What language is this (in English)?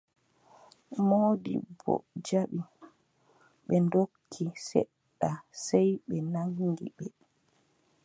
Adamawa Fulfulde